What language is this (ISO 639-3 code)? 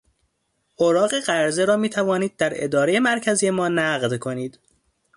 fas